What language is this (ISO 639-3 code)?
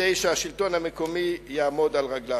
heb